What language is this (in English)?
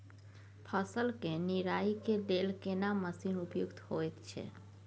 Maithili